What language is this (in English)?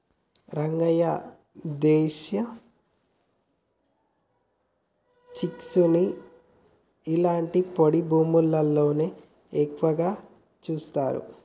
Telugu